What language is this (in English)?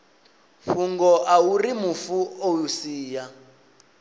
Venda